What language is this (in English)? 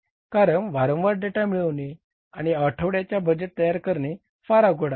Marathi